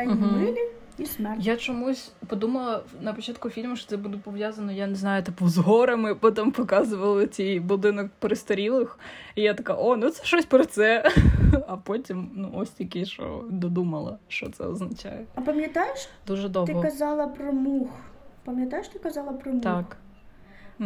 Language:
Ukrainian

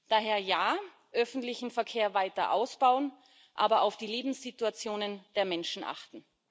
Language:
German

